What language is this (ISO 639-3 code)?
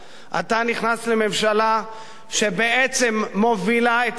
heb